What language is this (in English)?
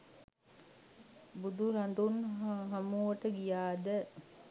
Sinhala